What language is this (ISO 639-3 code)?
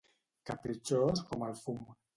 cat